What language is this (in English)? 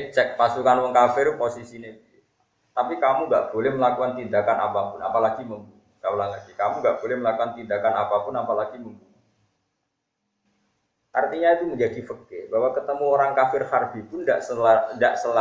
Indonesian